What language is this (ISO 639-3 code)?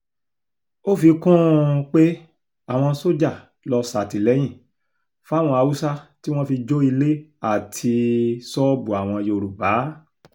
yor